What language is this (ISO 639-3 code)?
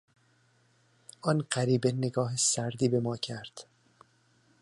fas